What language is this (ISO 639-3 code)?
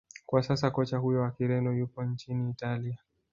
swa